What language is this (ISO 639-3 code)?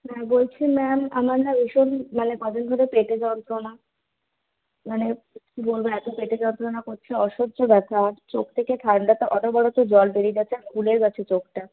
ben